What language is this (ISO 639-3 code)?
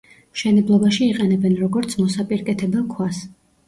kat